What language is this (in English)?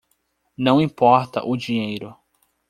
Portuguese